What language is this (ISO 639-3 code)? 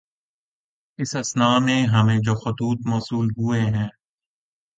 urd